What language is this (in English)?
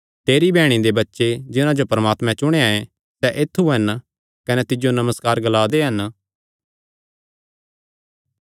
Kangri